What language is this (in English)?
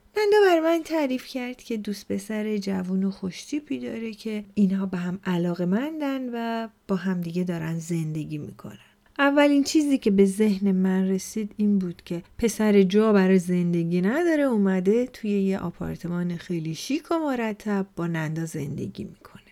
Persian